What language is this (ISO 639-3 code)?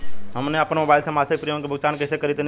bho